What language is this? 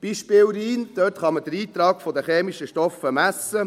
Swiss German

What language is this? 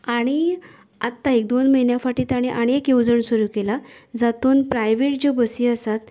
Konkani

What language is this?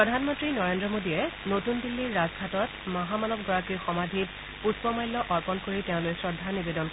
Assamese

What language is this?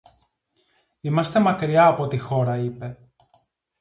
Greek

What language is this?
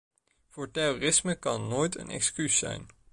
Dutch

